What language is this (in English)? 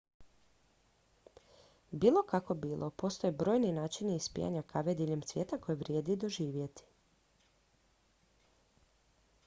Croatian